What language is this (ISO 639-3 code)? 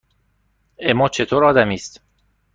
fas